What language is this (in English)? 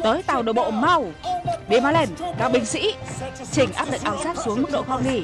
Vietnamese